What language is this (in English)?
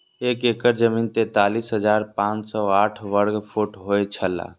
Maithili